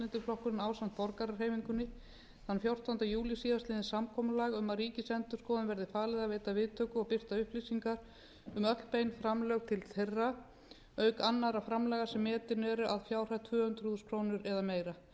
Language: Icelandic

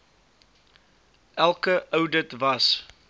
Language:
Afrikaans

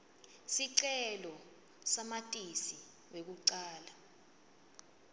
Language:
Swati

